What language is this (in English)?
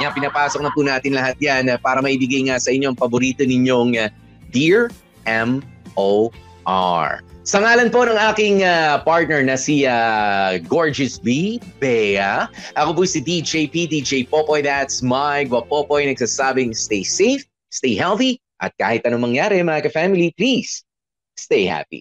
Filipino